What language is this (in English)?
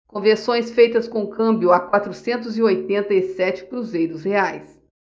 Portuguese